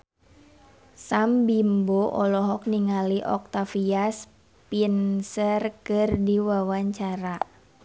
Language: Sundanese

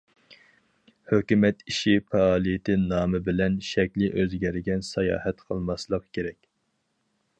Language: Uyghur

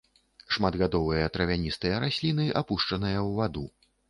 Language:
Belarusian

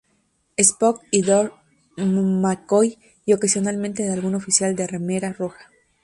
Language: Spanish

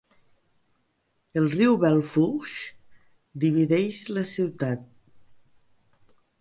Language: Catalan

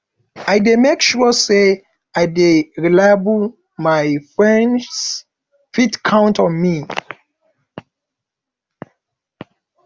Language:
Nigerian Pidgin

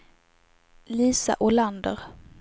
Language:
Swedish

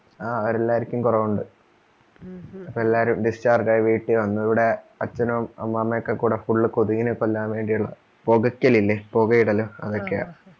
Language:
Malayalam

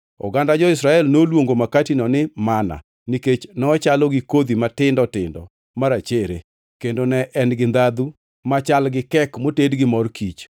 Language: Luo (Kenya and Tanzania)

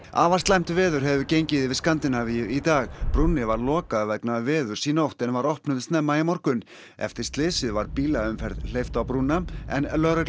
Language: Icelandic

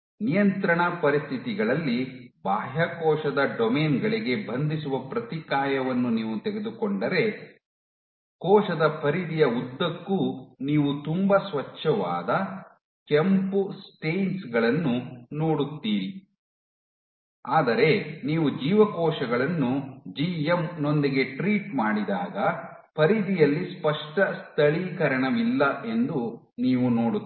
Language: Kannada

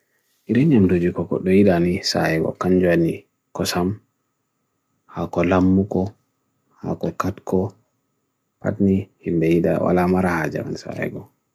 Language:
Bagirmi Fulfulde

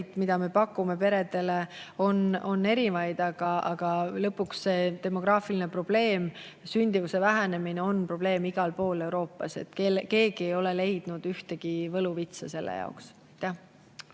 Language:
Estonian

